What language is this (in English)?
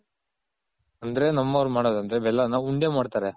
Kannada